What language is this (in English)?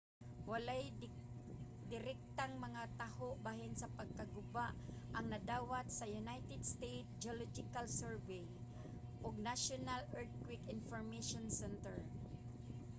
Cebuano